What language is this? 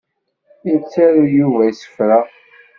Kabyle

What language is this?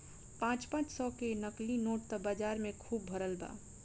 Bhojpuri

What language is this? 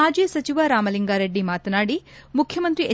Kannada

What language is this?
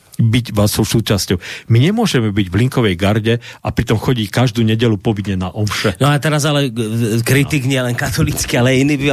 Slovak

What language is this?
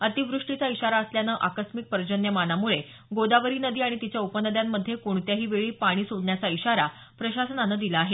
Marathi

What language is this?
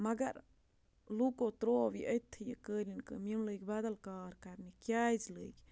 Kashmiri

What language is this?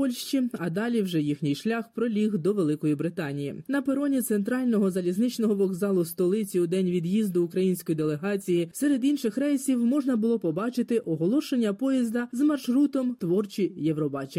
Ukrainian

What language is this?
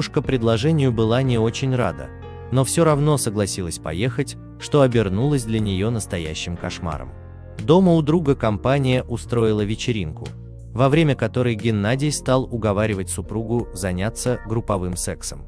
Russian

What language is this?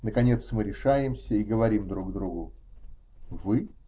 Russian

